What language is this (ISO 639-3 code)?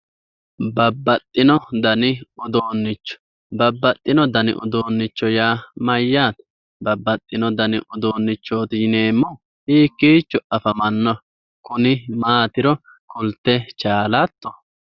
sid